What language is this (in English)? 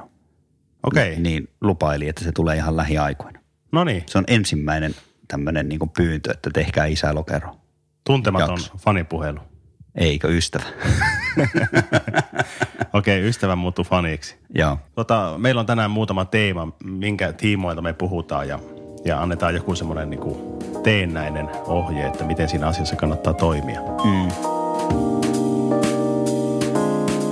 Finnish